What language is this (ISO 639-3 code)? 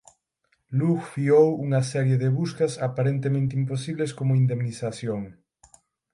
glg